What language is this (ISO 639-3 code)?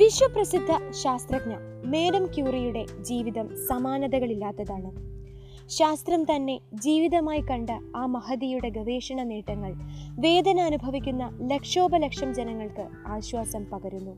mal